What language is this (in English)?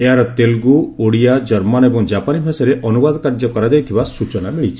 Odia